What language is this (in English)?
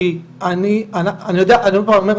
Hebrew